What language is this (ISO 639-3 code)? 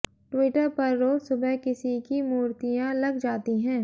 hin